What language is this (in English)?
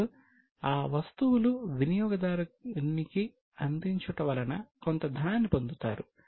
Telugu